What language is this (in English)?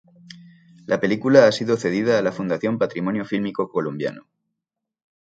Spanish